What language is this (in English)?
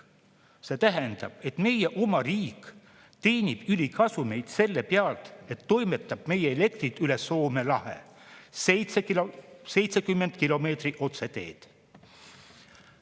Estonian